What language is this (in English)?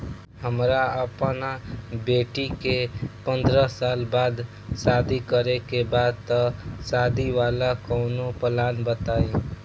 Bhojpuri